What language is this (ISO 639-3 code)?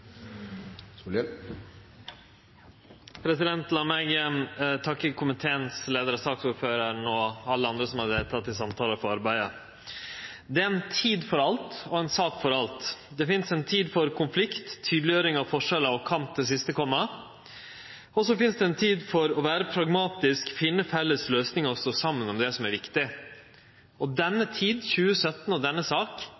nno